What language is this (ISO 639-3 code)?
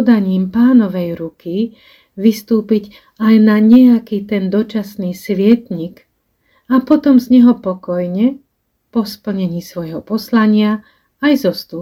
slk